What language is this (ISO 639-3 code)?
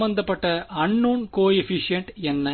tam